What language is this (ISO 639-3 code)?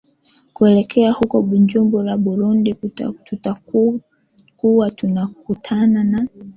swa